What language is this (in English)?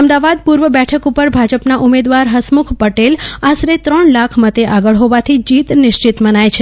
Gujarati